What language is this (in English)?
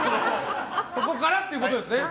Japanese